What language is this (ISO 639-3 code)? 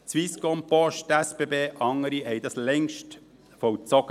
gsw